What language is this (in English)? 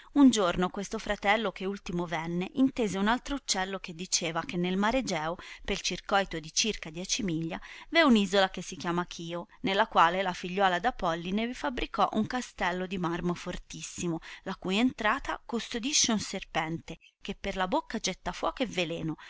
Italian